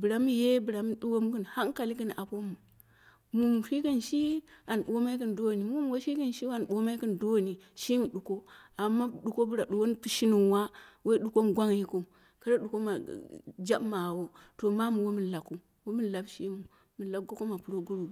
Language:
Dera (Nigeria)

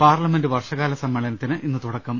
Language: Malayalam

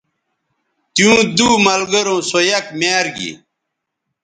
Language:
Bateri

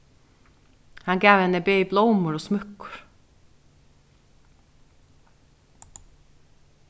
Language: Faroese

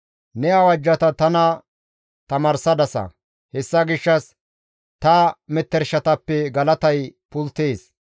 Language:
Gamo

